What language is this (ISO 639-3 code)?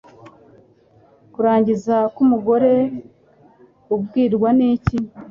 kin